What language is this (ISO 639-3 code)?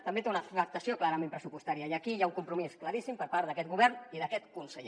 cat